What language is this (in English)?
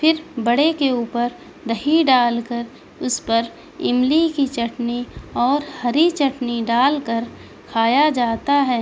Urdu